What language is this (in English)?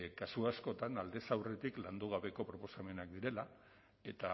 Basque